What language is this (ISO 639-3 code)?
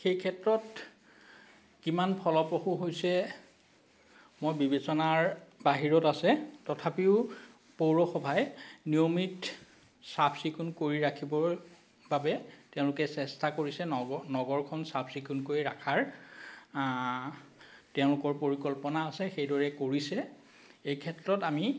asm